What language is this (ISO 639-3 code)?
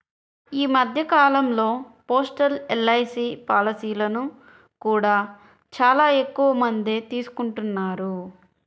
tel